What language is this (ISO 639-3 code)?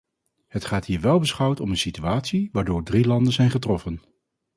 nld